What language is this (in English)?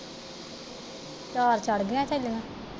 Punjabi